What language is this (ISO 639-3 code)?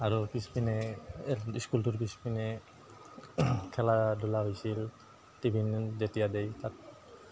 asm